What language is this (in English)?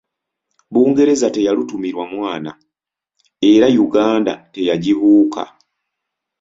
Ganda